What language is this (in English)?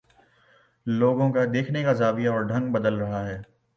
Urdu